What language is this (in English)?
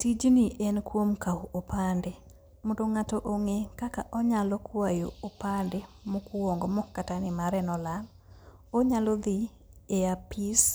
Luo (Kenya and Tanzania)